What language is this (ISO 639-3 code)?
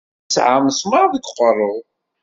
kab